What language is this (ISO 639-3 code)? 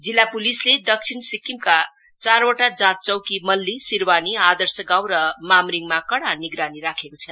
nep